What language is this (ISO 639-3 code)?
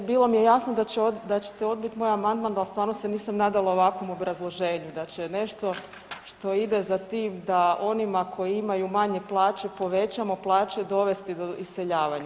hrv